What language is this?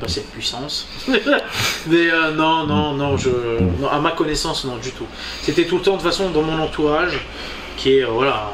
French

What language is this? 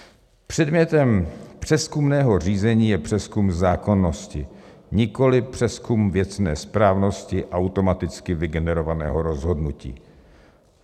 Czech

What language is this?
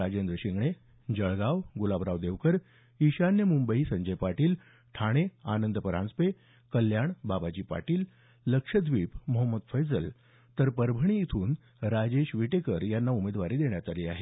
Marathi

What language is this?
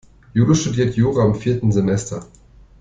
German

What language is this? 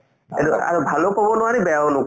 Assamese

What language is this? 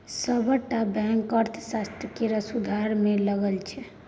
Maithili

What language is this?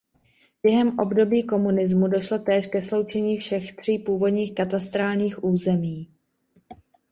Czech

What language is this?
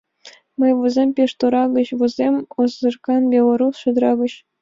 Mari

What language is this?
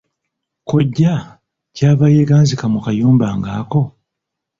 Ganda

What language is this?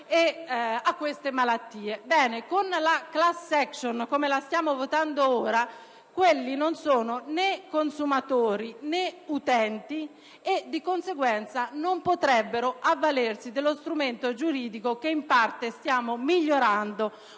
Italian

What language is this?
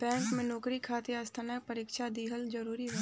Bhojpuri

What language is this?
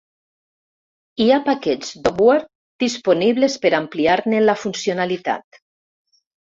Catalan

